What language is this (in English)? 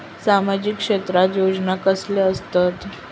Marathi